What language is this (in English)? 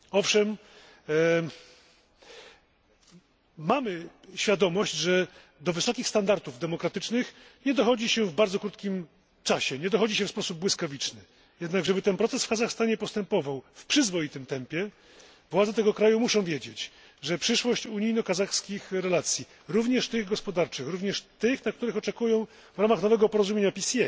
Polish